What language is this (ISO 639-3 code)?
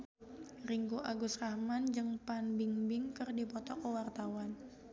sun